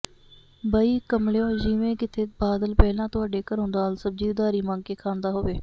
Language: Punjabi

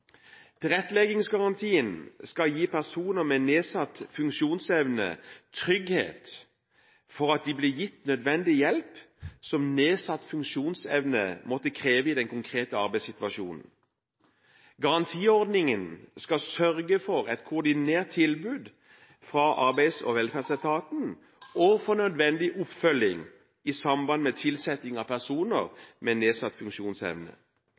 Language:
Norwegian Bokmål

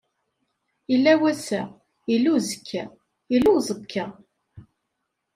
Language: Kabyle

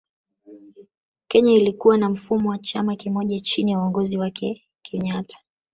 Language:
Swahili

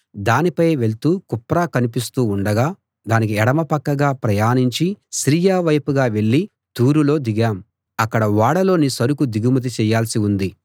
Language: Telugu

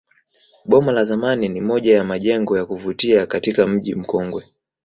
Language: Swahili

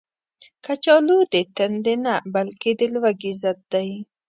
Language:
Pashto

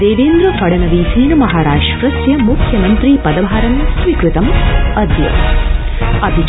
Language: Sanskrit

